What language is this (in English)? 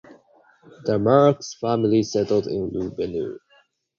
English